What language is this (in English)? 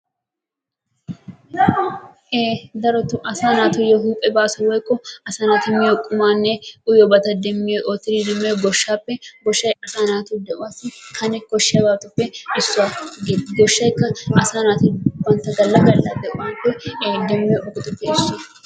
Wolaytta